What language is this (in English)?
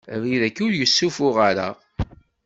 Kabyle